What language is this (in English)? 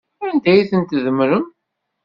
Kabyle